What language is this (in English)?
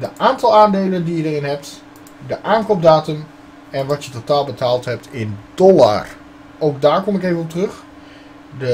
Dutch